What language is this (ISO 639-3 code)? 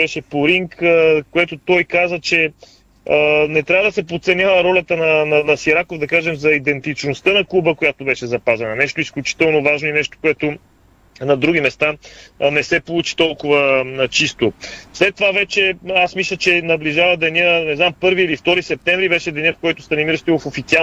bul